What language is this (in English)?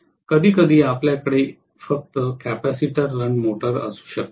Marathi